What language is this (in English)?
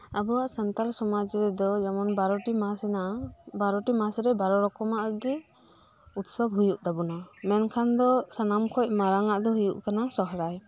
Santali